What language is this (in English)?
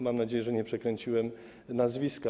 Polish